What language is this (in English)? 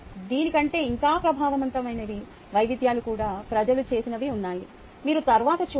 Telugu